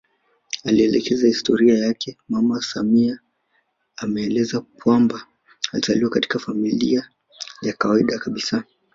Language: Swahili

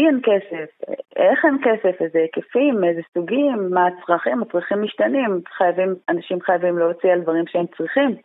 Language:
Hebrew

